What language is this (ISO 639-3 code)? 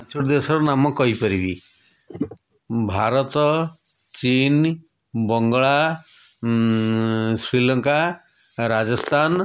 ori